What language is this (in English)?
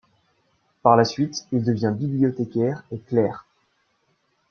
French